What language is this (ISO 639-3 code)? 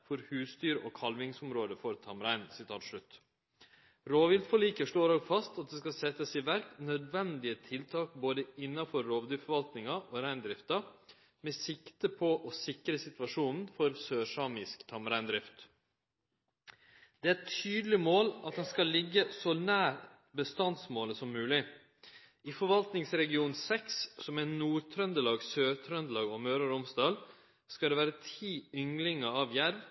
nno